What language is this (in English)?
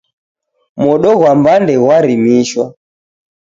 Taita